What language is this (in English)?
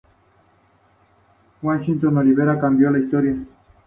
Spanish